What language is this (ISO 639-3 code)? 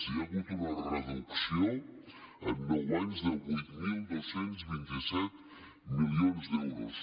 cat